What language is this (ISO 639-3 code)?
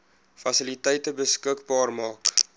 afr